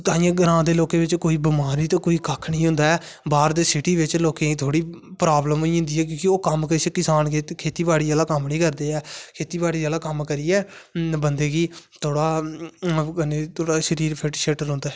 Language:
Dogri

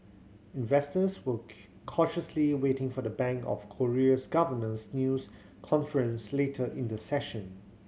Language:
English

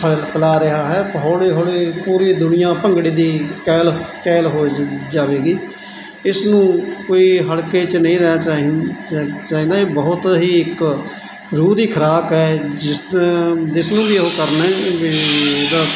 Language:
Punjabi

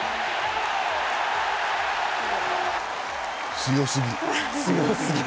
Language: Japanese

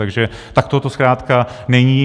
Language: Czech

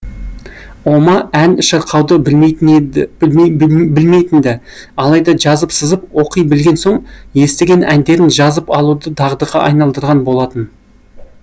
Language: Kazakh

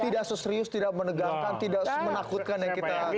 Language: Indonesian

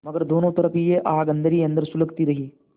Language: Hindi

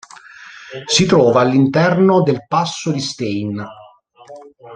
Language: Italian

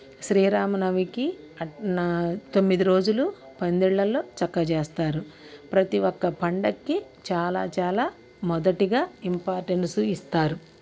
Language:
Telugu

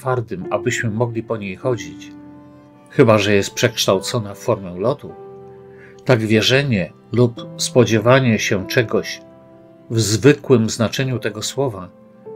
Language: Polish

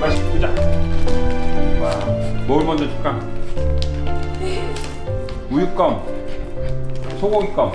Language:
Korean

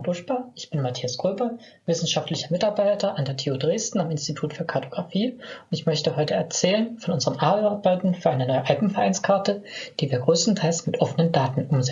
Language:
German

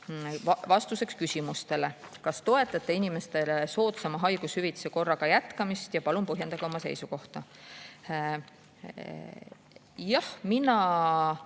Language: Estonian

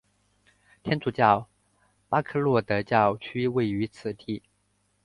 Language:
Chinese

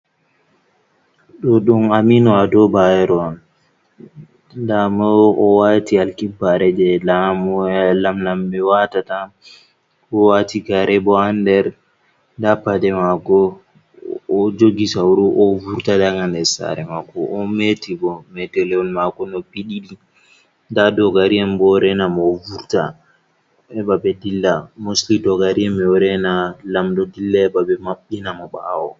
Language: Fula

